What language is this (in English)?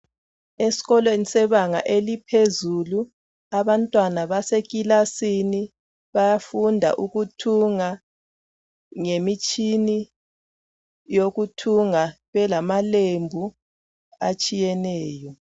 North Ndebele